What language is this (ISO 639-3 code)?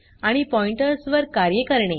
mar